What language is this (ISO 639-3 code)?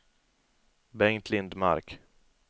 swe